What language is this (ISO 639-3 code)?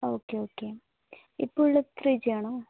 mal